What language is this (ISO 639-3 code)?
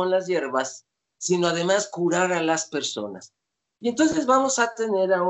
spa